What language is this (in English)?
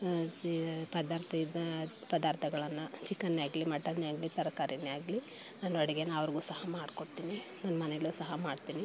Kannada